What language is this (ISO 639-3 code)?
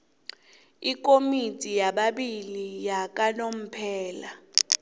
nbl